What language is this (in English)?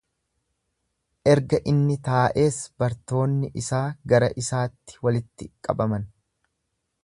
Oromo